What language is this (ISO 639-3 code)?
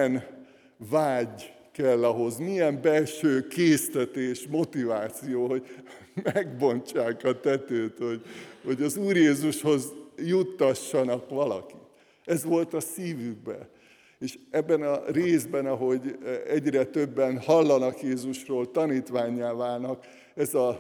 hun